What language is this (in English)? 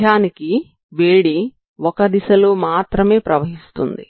Telugu